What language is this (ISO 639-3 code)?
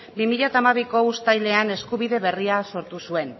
eus